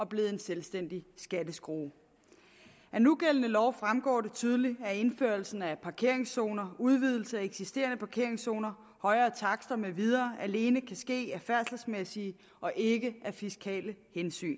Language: Danish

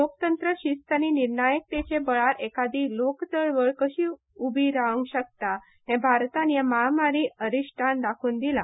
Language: Konkani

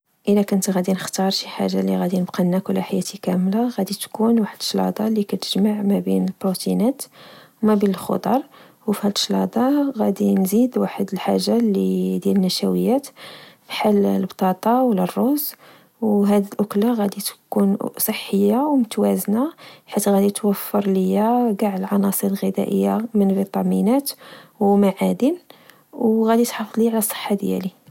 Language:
Moroccan Arabic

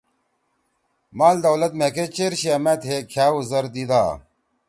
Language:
Torwali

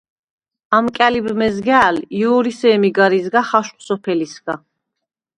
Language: Svan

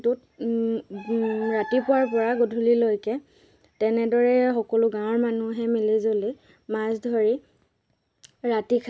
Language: Assamese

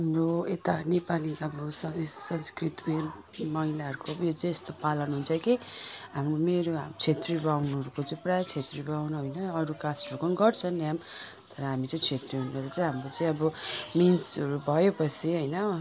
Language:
Nepali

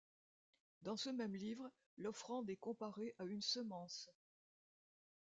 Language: French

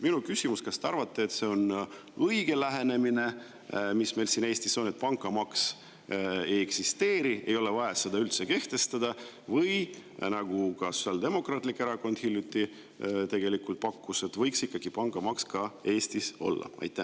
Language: Estonian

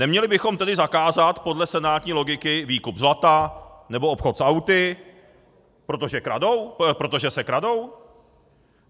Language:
Czech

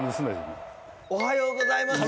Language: Japanese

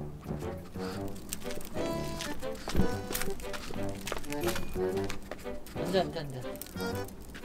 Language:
Korean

